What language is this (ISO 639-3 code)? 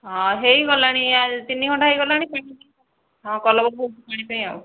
ori